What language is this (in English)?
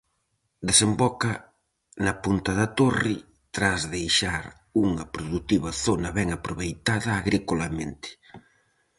Galician